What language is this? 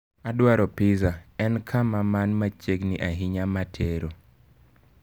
Luo (Kenya and Tanzania)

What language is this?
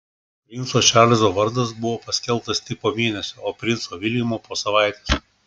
Lithuanian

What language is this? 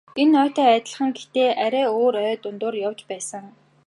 Mongolian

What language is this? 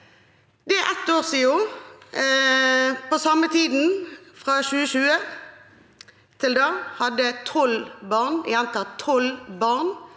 Norwegian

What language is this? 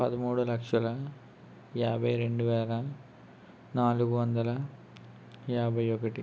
Telugu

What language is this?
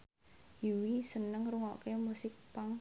Javanese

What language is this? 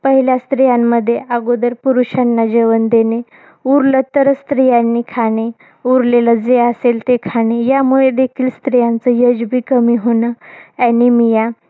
Marathi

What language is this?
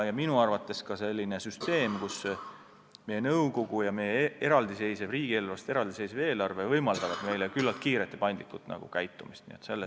Estonian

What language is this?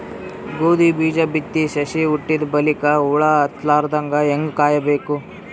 Kannada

